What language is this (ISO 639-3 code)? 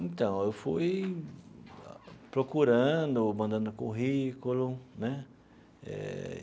por